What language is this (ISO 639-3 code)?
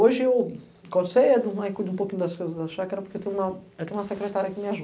por